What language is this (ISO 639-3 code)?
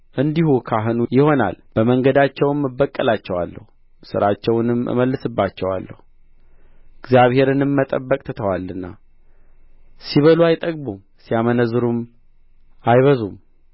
amh